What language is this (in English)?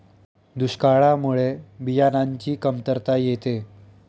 Marathi